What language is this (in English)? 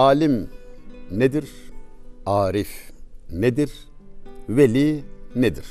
Turkish